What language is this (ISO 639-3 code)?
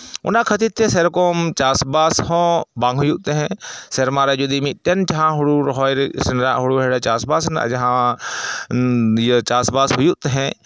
sat